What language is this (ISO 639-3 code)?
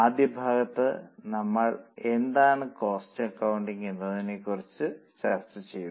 mal